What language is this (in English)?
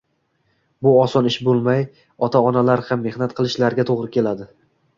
Uzbek